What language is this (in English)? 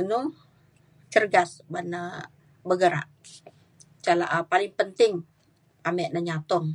Mainstream Kenyah